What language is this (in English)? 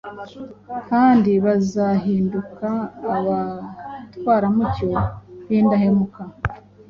Kinyarwanda